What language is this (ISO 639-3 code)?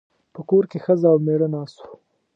pus